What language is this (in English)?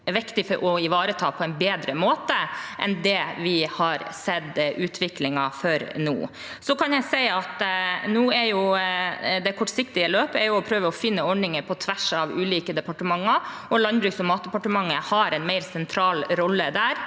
Norwegian